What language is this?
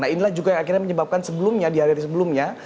Indonesian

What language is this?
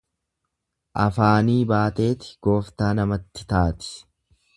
Oromo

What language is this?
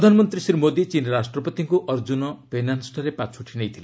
Odia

